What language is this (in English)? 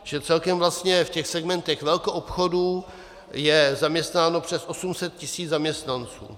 Czech